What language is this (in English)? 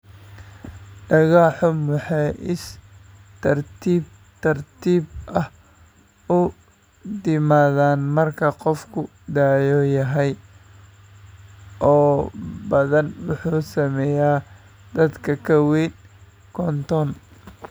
Somali